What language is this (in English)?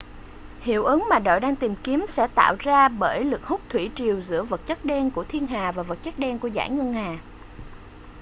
Vietnamese